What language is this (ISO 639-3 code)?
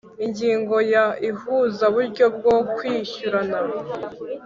kin